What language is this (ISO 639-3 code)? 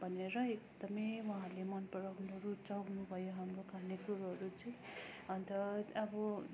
nep